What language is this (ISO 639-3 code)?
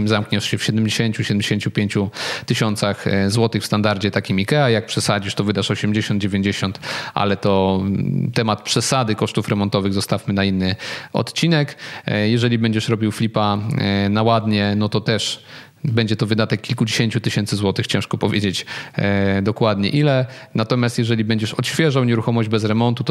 pol